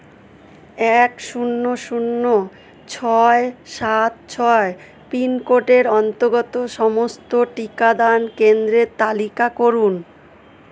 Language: Bangla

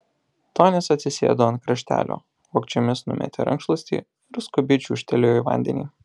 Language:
Lithuanian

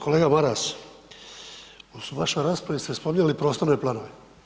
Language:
Croatian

